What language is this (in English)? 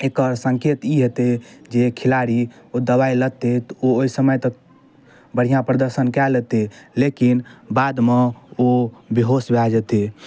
Maithili